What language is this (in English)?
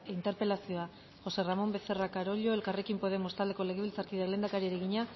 Basque